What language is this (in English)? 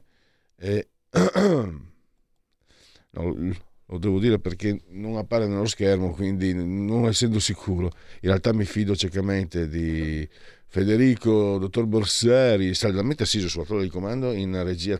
Italian